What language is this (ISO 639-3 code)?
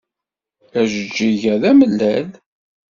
kab